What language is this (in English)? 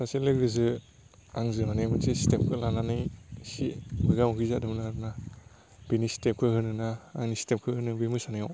Bodo